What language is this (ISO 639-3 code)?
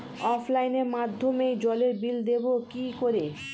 ben